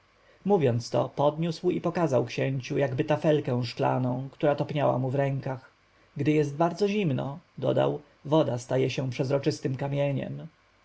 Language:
Polish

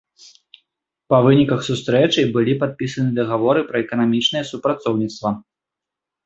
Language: Belarusian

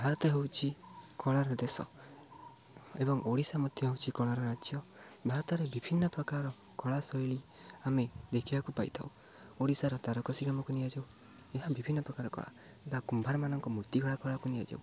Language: Odia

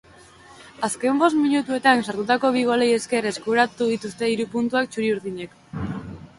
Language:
Basque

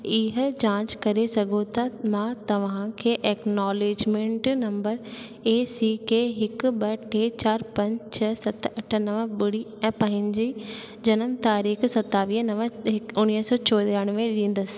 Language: Sindhi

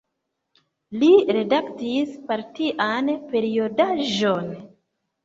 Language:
Esperanto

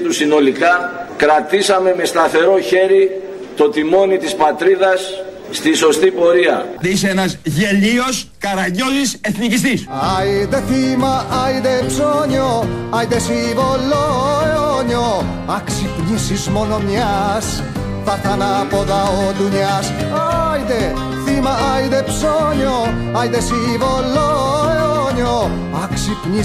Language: Greek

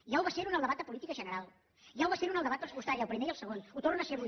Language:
Catalan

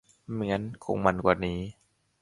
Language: Thai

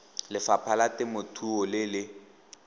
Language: Tswana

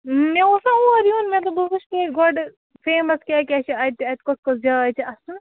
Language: Kashmiri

